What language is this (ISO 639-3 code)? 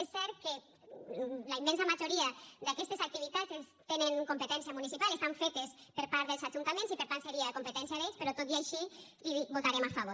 cat